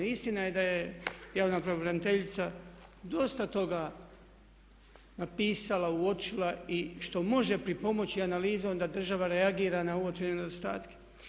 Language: Croatian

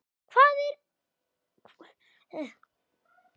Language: Icelandic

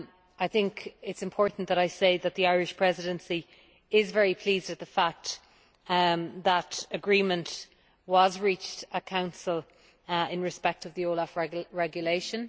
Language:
English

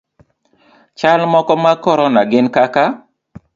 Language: Luo (Kenya and Tanzania)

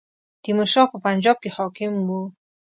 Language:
Pashto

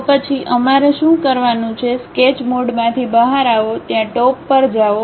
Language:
Gujarati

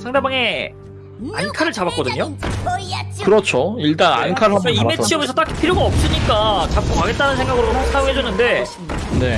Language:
Korean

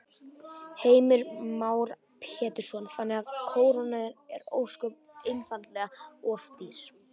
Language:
Icelandic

